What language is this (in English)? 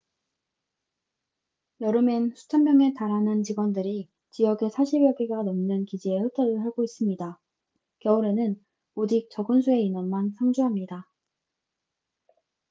Korean